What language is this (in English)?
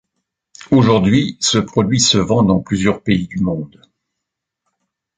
French